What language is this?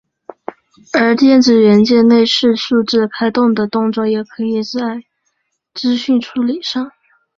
Chinese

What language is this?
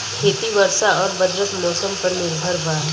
Bhojpuri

